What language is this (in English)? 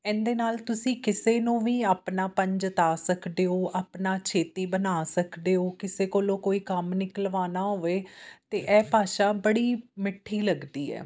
Punjabi